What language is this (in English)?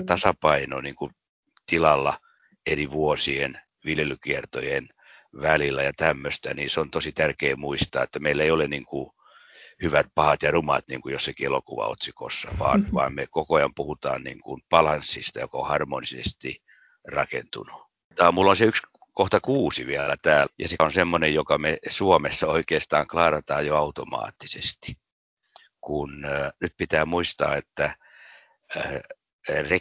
Finnish